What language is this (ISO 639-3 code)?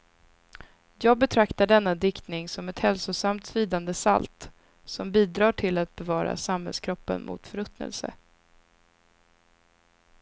swe